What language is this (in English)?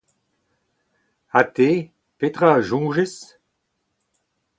Breton